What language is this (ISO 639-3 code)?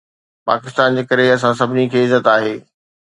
snd